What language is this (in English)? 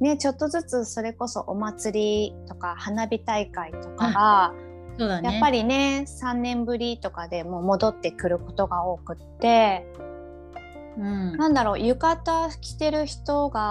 Japanese